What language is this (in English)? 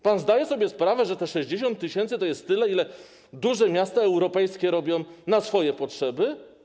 Polish